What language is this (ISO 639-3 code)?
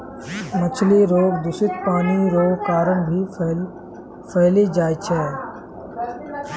mai